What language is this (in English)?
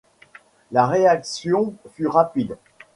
French